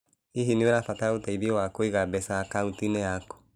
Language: Kikuyu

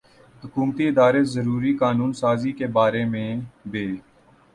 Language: Urdu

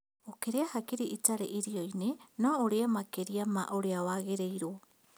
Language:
Kikuyu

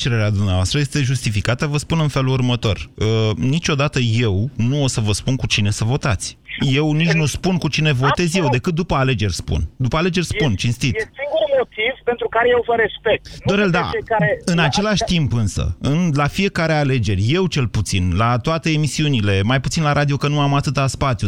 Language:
Romanian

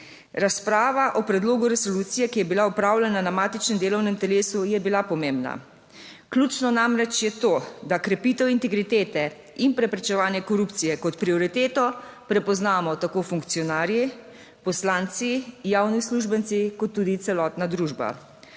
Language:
Slovenian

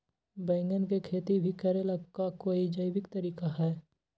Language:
Magahi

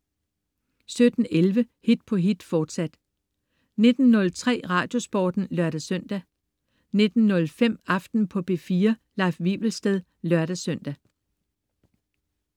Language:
Danish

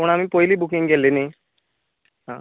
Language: Konkani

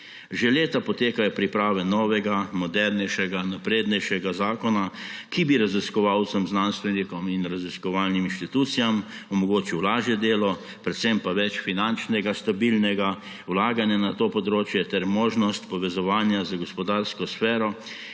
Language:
Slovenian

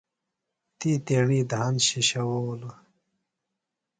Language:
Phalura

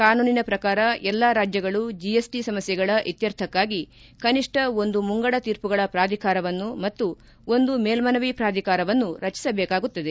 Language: Kannada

